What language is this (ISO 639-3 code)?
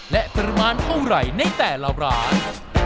tha